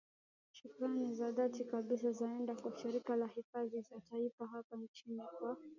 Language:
Swahili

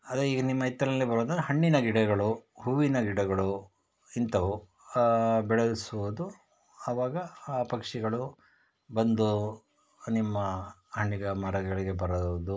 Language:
Kannada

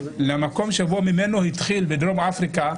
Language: Hebrew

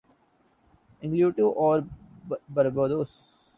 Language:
Urdu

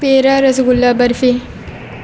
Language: Urdu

